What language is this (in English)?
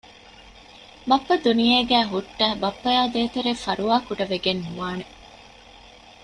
Divehi